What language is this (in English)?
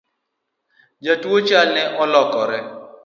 Luo (Kenya and Tanzania)